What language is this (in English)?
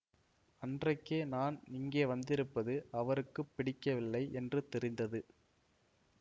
Tamil